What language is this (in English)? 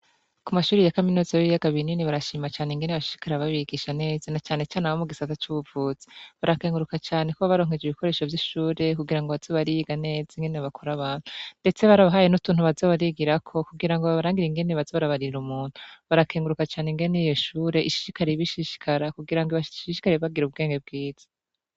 Rundi